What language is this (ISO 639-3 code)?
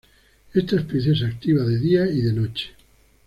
spa